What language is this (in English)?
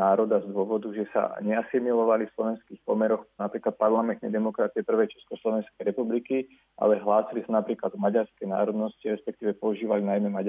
Slovak